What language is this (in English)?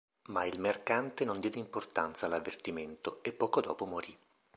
Italian